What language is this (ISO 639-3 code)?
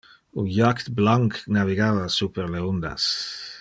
ina